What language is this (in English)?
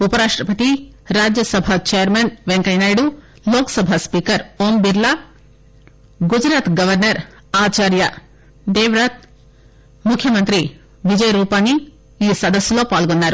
Telugu